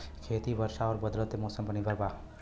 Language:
Bhojpuri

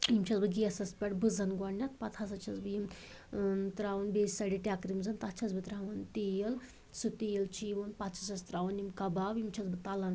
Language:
Kashmiri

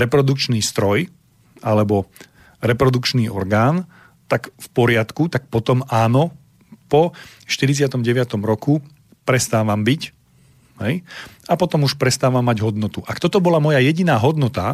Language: Slovak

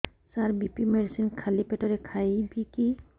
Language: Odia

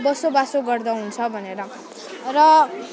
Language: Nepali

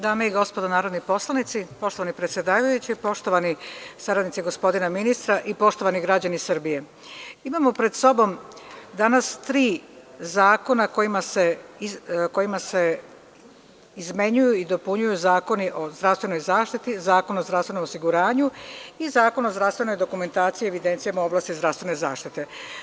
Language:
Serbian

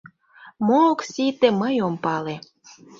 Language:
Mari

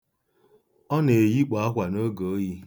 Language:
Igbo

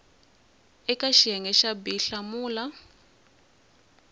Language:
Tsonga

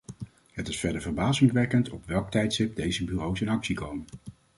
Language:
Dutch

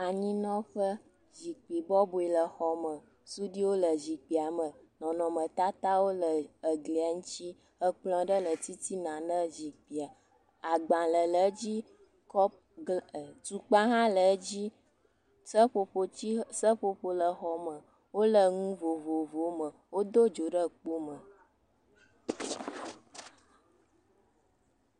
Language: Ewe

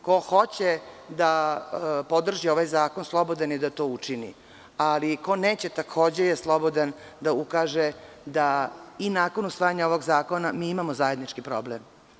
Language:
Serbian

